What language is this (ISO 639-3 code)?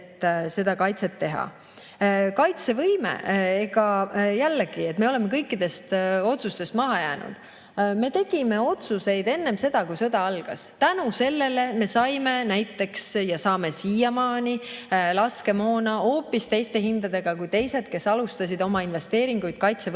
est